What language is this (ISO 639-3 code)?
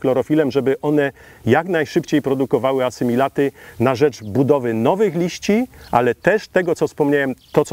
pol